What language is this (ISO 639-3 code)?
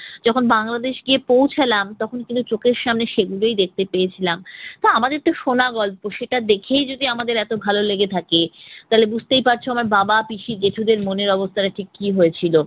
ben